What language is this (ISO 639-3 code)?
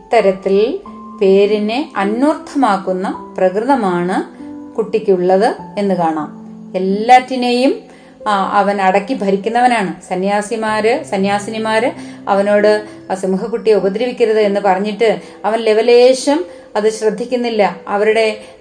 mal